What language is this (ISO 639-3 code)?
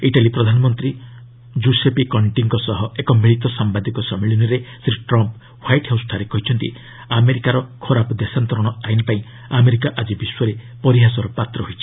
ori